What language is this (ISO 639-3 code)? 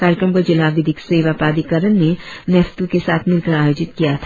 hin